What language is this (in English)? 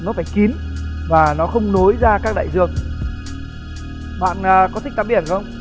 Vietnamese